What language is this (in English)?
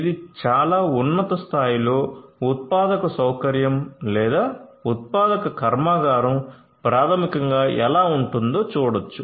Telugu